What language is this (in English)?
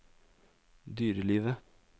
Norwegian